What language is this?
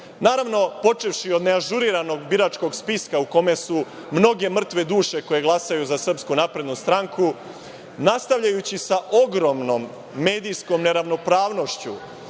Serbian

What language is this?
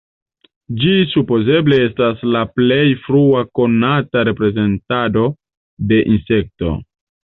Esperanto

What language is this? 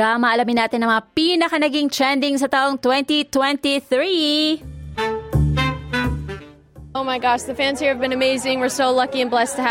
Filipino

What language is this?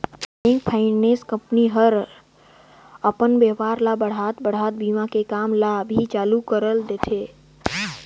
Chhattisgarhi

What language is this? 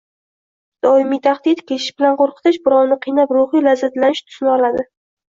Uzbek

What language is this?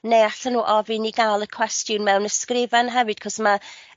Welsh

